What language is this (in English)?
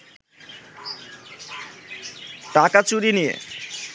Bangla